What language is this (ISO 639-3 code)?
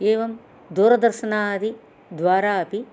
san